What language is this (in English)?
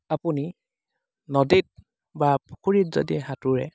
Assamese